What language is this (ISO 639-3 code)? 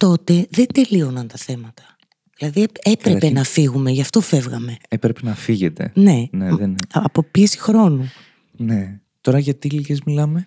ell